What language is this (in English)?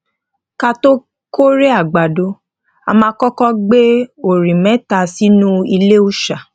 Yoruba